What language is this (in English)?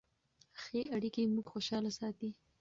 Pashto